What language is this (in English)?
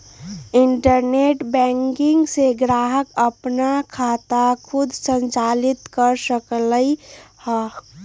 Magahi